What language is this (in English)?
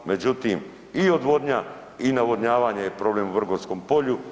Croatian